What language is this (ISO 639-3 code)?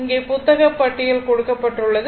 tam